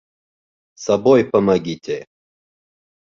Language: Bashkir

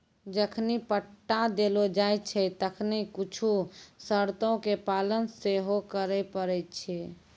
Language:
Maithili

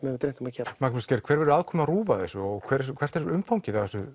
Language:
Icelandic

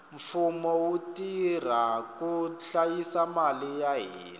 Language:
Tsonga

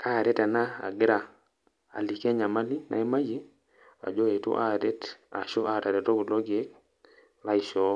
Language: Masai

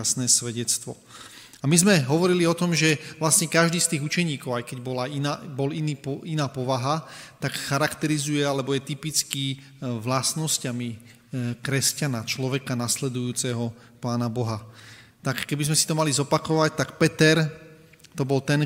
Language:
Slovak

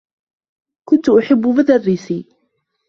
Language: Arabic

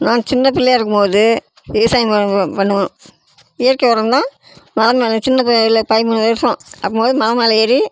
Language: Tamil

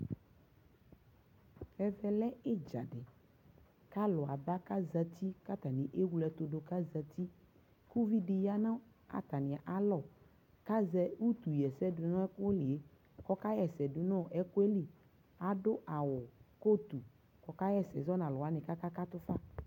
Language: Ikposo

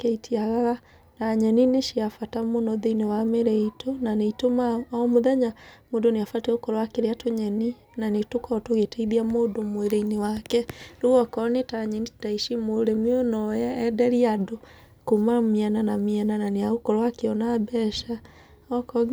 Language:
Kikuyu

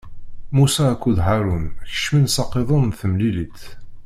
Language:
Kabyle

